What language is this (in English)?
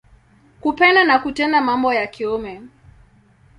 Swahili